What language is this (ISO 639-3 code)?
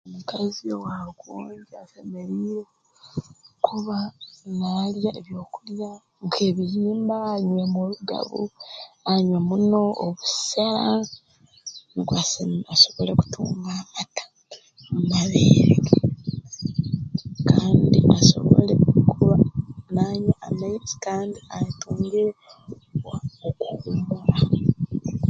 ttj